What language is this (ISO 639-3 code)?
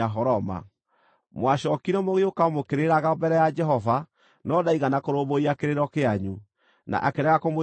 kik